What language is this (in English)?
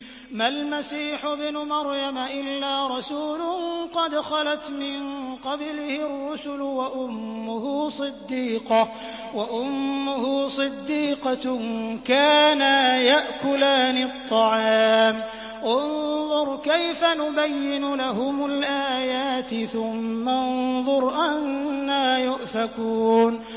Arabic